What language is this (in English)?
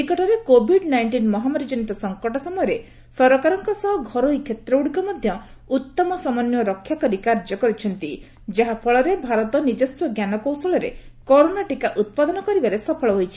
Odia